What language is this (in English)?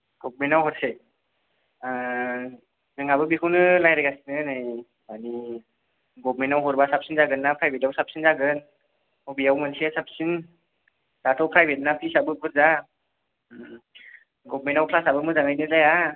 Bodo